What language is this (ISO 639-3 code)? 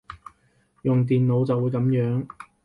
yue